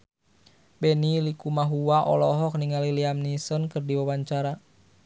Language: Sundanese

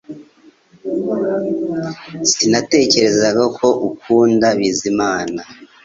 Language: Kinyarwanda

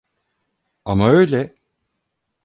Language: Turkish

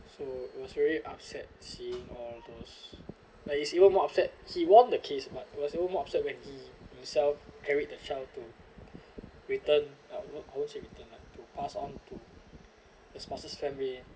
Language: English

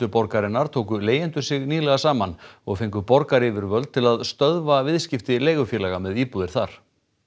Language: Icelandic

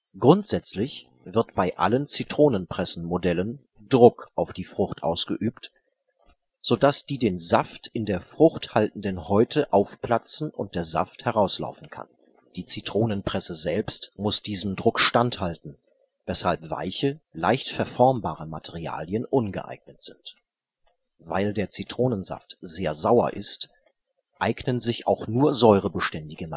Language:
German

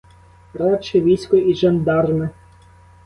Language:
Ukrainian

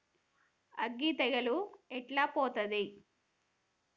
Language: Telugu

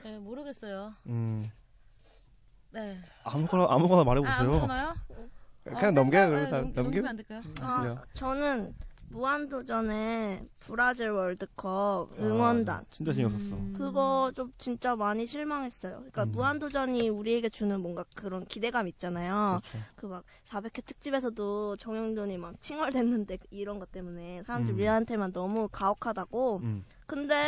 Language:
Korean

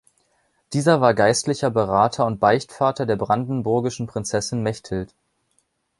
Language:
German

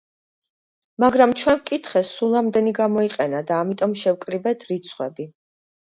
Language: Georgian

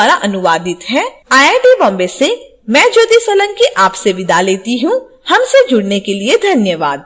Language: Hindi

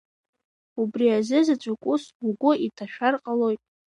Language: Abkhazian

